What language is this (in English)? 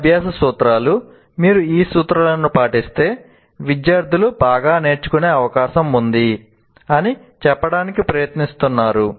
Telugu